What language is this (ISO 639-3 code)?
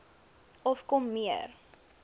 afr